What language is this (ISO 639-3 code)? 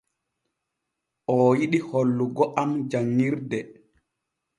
fue